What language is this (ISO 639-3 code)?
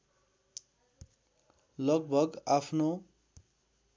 nep